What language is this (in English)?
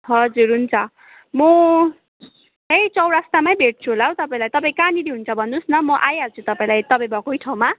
Nepali